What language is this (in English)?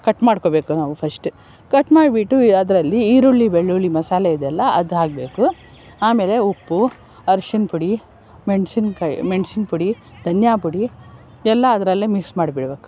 Kannada